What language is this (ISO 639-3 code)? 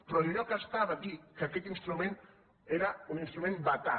cat